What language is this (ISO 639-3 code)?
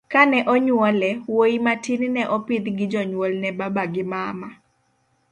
luo